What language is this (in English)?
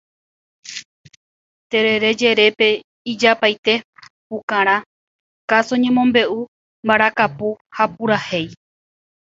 Guarani